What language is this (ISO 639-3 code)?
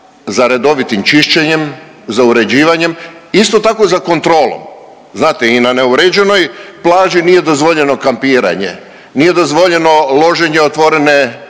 hrv